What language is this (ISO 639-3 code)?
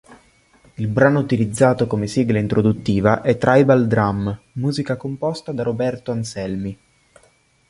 ita